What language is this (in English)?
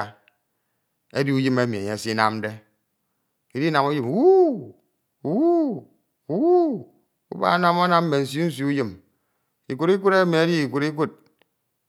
Ito